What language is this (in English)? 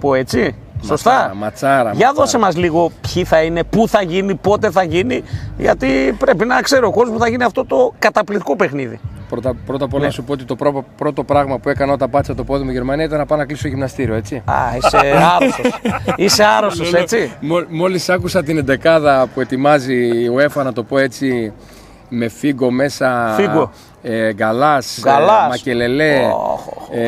Greek